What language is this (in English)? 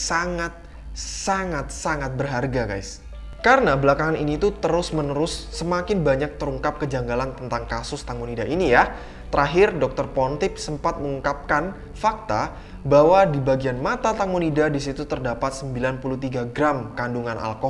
Indonesian